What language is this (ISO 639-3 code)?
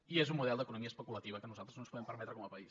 cat